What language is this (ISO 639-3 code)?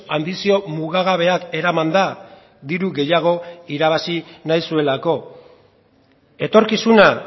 eus